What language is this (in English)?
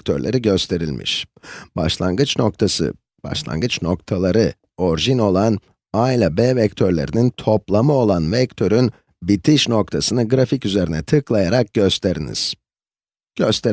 Turkish